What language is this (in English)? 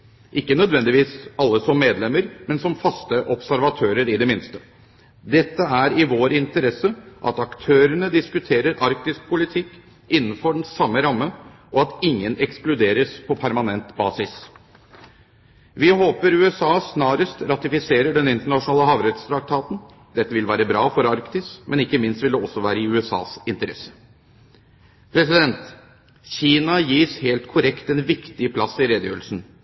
Norwegian Bokmål